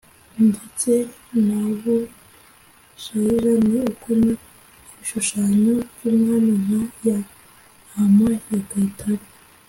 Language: Kinyarwanda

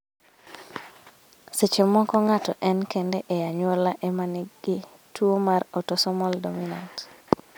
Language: Luo (Kenya and Tanzania)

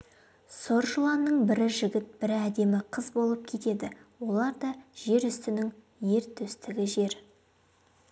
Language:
Kazakh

